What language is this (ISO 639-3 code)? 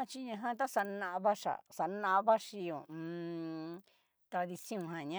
miu